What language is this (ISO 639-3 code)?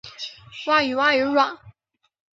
zho